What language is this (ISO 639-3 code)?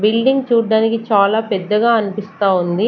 tel